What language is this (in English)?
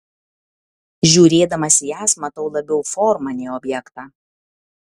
Lithuanian